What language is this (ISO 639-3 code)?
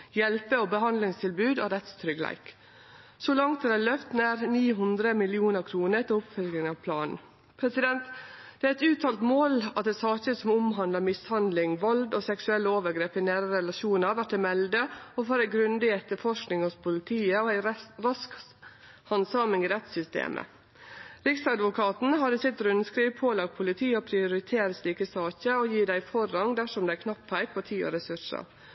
nno